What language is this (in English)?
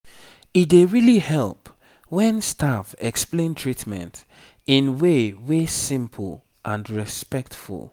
Nigerian Pidgin